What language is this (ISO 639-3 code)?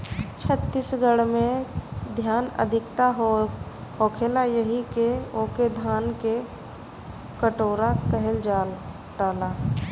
bho